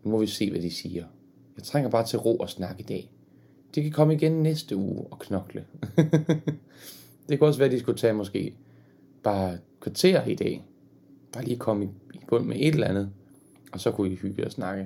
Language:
Danish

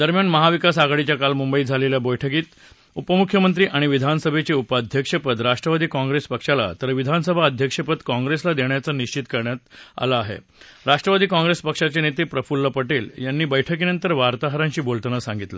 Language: Marathi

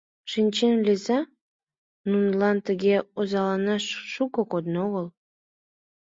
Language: Mari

